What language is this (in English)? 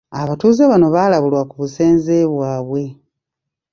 Ganda